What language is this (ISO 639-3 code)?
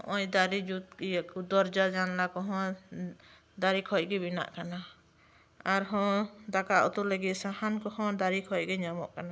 sat